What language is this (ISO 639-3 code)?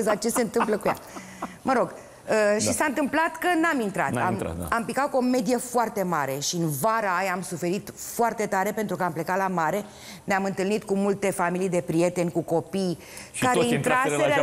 ron